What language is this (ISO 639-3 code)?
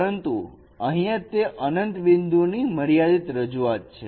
guj